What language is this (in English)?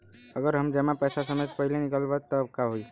Bhojpuri